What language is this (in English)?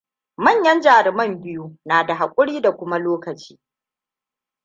Hausa